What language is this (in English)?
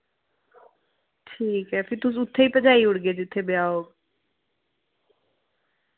Dogri